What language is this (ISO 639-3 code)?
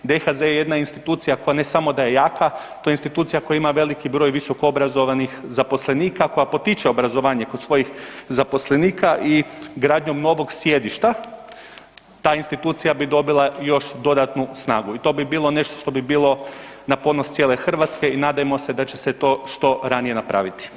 hrv